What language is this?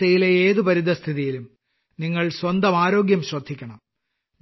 Malayalam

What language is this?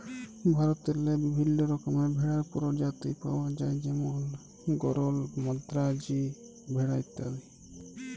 Bangla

